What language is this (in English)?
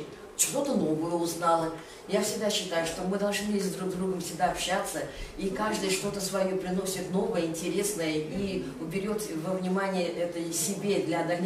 Russian